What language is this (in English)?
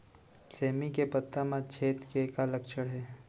Chhattisgarhi